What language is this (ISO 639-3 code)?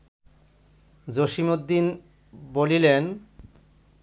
ben